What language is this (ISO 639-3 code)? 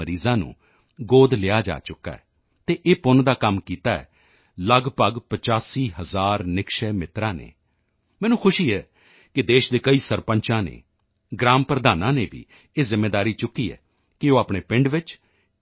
pan